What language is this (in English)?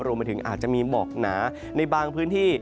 Thai